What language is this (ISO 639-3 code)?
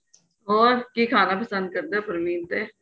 pan